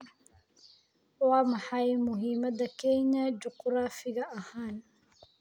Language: Somali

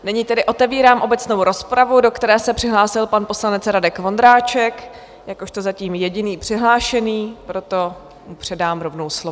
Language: Czech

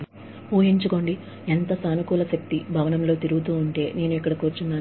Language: Telugu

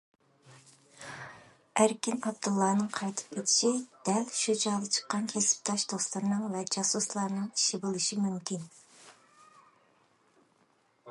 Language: Uyghur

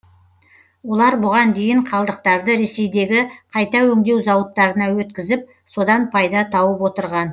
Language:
Kazakh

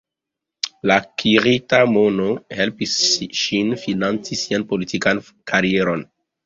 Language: Esperanto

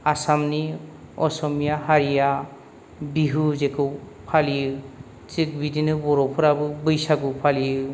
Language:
Bodo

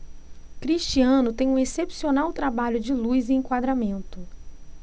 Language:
Portuguese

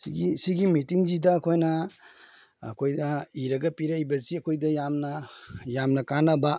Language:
Manipuri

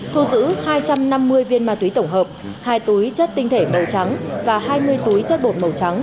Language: Vietnamese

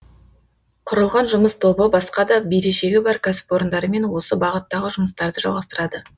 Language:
Kazakh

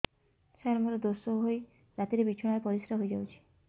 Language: Odia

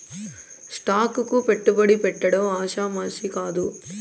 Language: Telugu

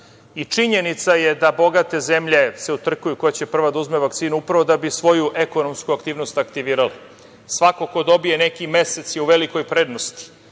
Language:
Serbian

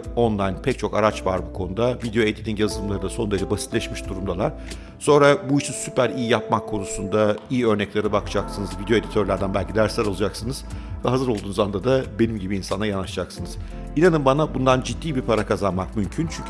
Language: Turkish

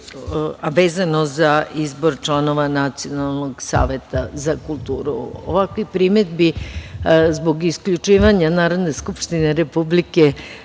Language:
Serbian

